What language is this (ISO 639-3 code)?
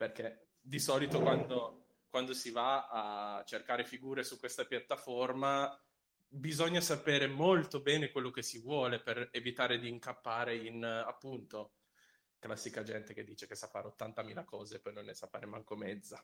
ita